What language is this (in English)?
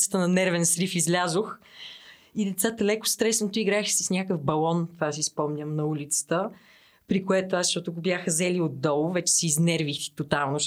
Bulgarian